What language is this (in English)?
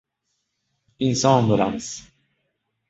Uzbek